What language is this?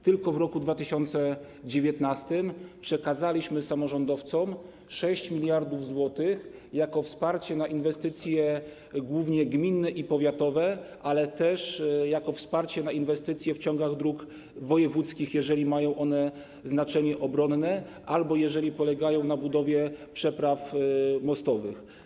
Polish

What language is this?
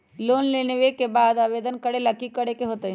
Magahi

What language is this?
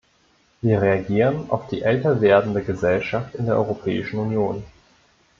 German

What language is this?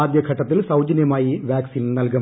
Malayalam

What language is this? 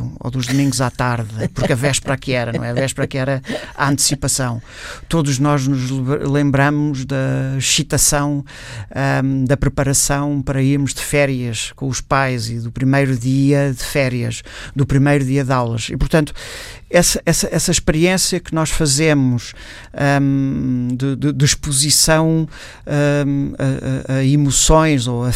Portuguese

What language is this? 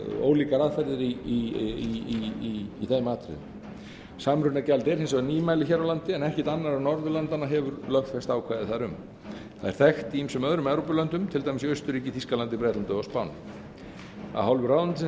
Icelandic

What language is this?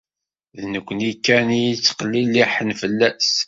Kabyle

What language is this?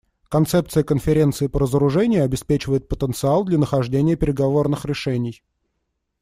Russian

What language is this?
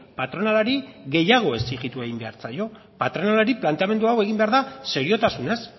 Basque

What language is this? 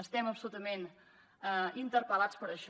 Catalan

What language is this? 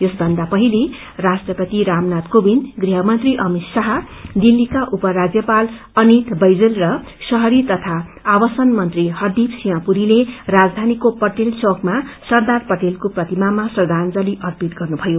Nepali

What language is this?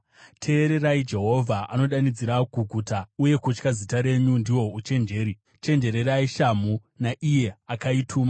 Shona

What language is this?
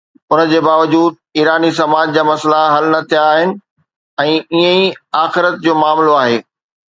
Sindhi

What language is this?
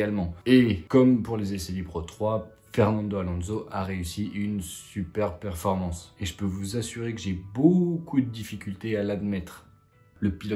French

